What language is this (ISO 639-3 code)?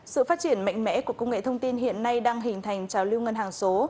vie